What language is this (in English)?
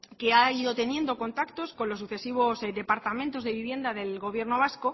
Spanish